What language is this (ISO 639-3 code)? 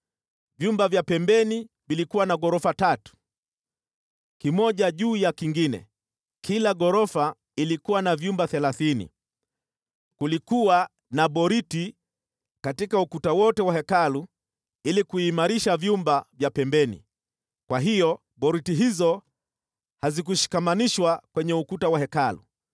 swa